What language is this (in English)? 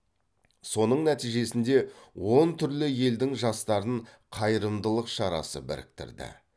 Kazakh